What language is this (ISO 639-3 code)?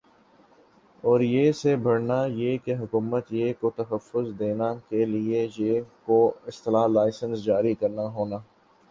urd